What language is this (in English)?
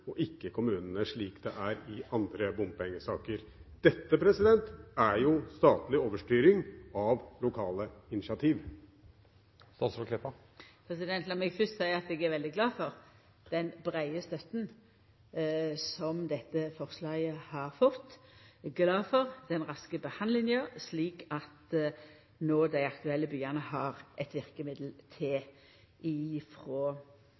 Norwegian